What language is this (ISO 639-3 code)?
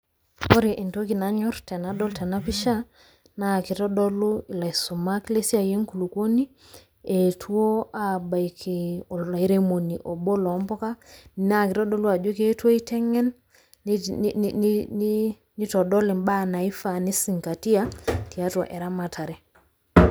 mas